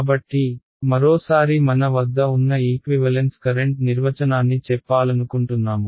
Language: Telugu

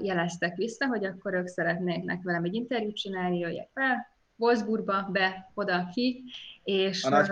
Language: Hungarian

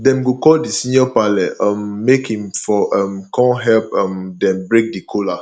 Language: Nigerian Pidgin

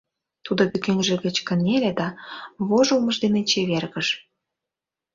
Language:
Mari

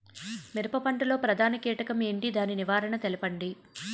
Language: Telugu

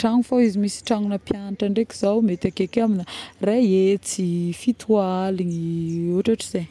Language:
Northern Betsimisaraka Malagasy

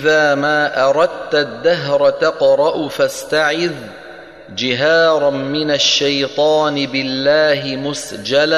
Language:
Arabic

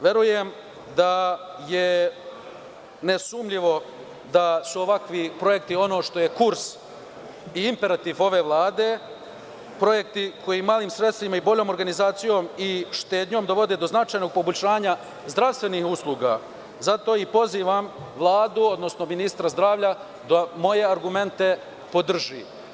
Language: Serbian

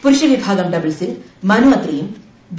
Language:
Malayalam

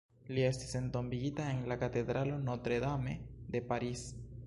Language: Esperanto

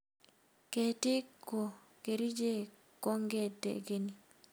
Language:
Kalenjin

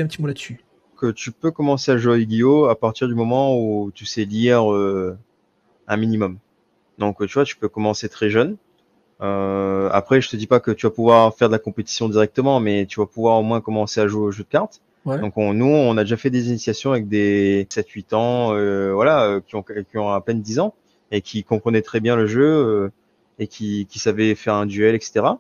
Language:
French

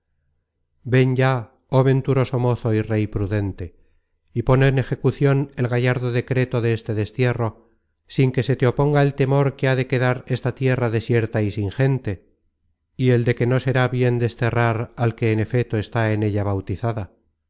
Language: Spanish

